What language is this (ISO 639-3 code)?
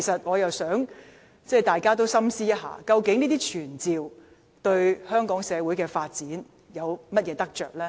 yue